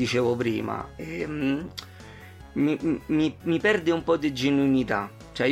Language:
Italian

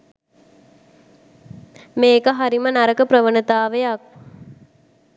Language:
Sinhala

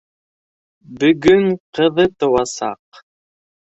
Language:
Bashkir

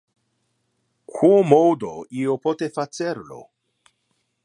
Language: Interlingua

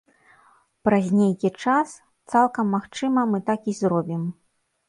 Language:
Belarusian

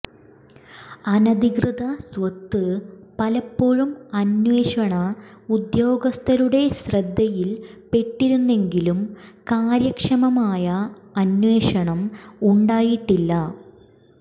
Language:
Malayalam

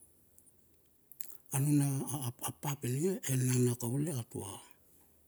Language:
Bilur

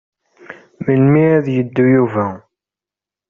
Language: Kabyle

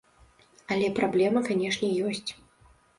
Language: Belarusian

